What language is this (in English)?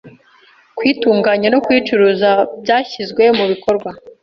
Kinyarwanda